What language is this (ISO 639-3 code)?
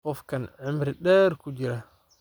som